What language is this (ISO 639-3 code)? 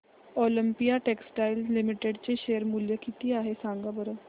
mar